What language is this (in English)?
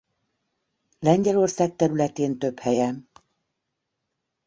Hungarian